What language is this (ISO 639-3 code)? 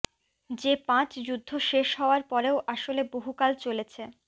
ben